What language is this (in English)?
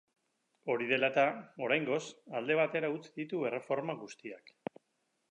Basque